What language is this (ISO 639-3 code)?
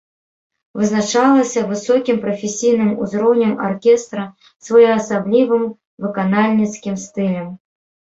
bel